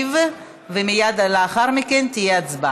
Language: Hebrew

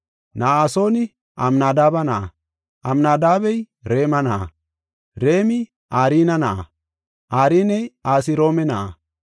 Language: Gofa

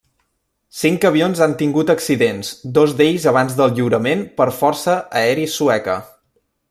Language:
Catalan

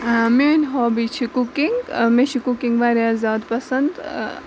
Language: Kashmiri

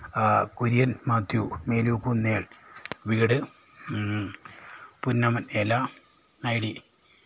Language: Malayalam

